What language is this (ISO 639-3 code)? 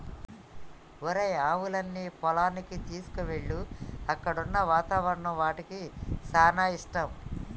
tel